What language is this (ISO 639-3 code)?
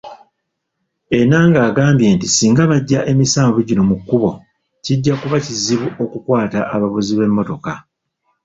lug